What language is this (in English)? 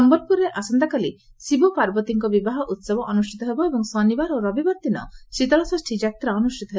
Odia